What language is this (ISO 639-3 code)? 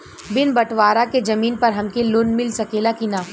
bho